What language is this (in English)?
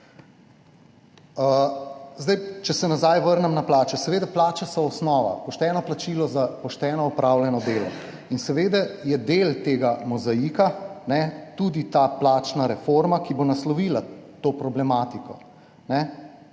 Slovenian